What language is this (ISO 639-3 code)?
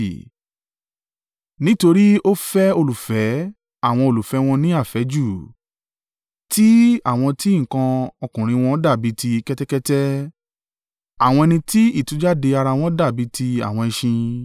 yor